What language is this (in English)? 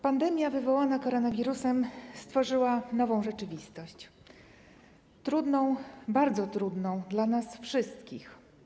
Polish